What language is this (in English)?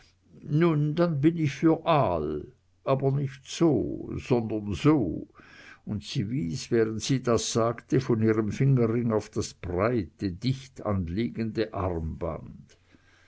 German